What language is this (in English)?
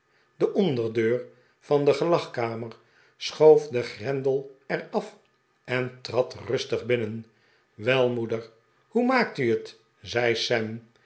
Dutch